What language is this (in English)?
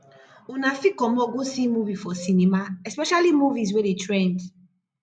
Nigerian Pidgin